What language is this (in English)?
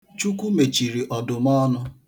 Igbo